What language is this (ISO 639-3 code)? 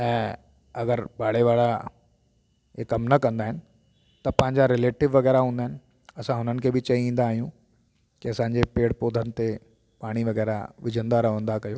snd